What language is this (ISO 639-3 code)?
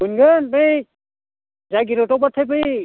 brx